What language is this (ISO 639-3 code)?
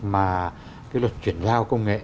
vie